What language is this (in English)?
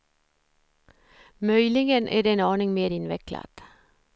Swedish